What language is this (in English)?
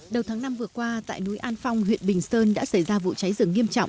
Vietnamese